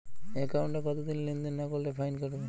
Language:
Bangla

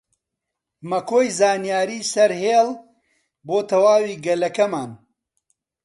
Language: Central Kurdish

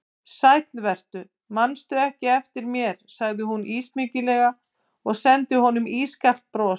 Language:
Icelandic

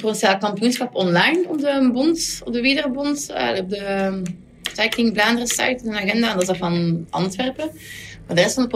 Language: Dutch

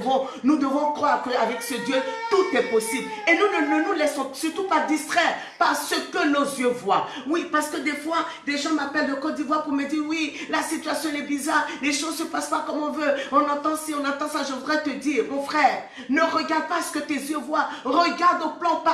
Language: French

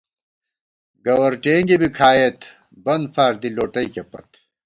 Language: Gawar-Bati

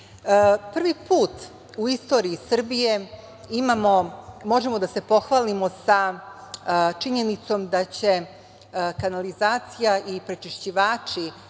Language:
Serbian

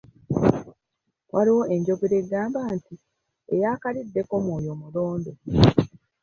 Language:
Ganda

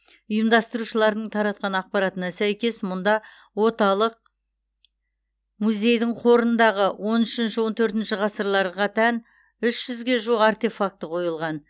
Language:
Kazakh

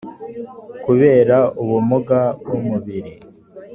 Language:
Kinyarwanda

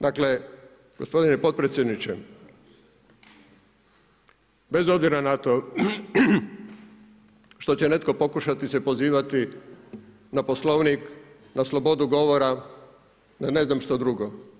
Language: Croatian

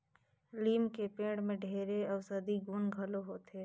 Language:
Chhattisgarhi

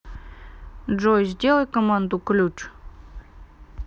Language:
Russian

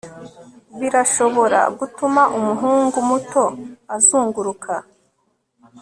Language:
Kinyarwanda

